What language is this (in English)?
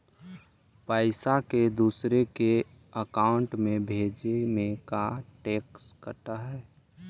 Magahi